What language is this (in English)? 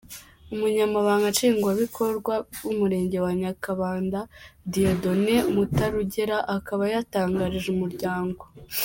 Kinyarwanda